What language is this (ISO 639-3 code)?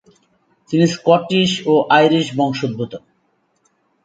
ben